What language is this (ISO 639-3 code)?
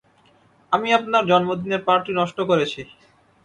ben